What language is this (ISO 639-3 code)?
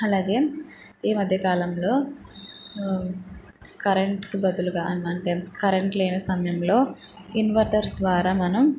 tel